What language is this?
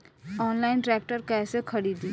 Bhojpuri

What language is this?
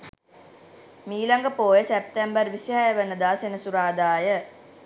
Sinhala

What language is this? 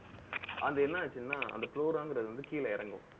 Tamil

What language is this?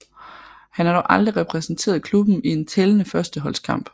Danish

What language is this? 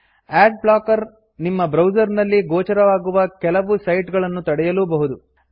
Kannada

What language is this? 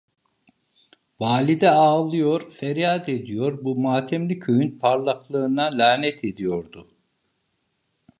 Turkish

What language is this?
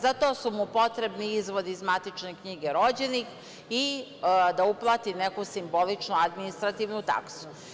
Serbian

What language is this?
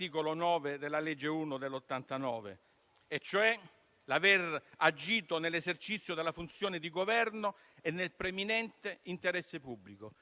Italian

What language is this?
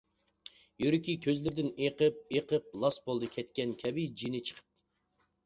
Uyghur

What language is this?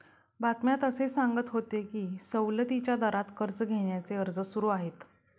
Marathi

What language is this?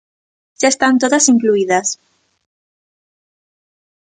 Galician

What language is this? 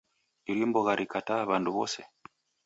Taita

